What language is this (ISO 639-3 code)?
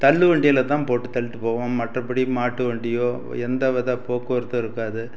tam